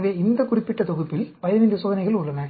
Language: Tamil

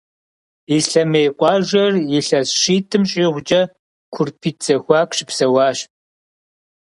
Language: Kabardian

